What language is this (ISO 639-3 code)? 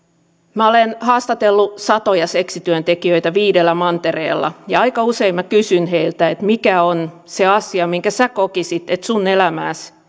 fin